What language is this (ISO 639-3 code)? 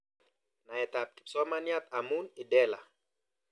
kln